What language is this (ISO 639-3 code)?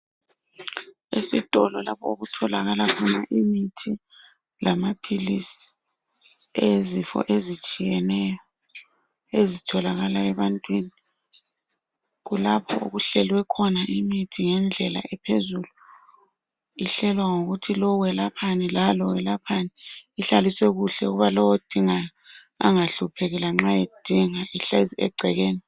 nde